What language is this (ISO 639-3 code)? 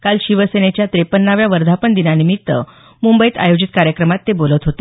mar